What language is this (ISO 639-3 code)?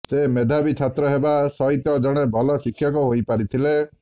ori